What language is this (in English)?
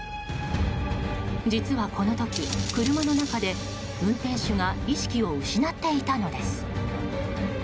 Japanese